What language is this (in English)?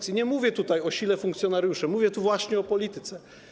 Polish